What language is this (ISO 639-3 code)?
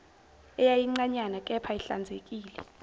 zul